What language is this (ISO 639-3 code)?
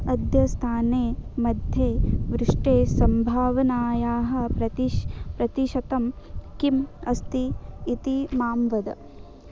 san